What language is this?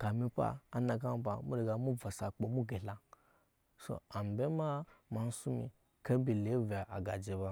Nyankpa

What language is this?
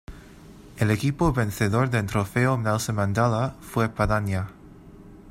Spanish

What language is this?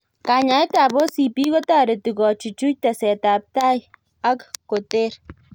Kalenjin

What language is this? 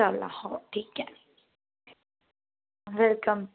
Marathi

